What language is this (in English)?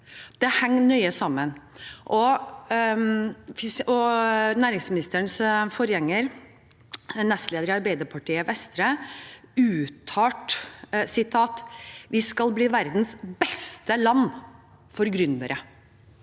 Norwegian